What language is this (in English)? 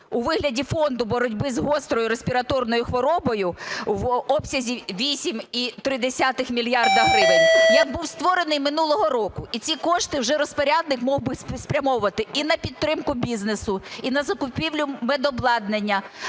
Ukrainian